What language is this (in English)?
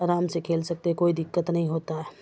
Urdu